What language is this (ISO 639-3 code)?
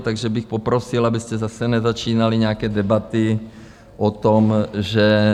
ces